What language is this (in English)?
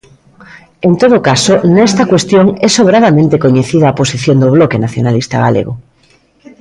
Galician